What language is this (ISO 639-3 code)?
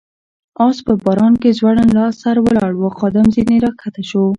pus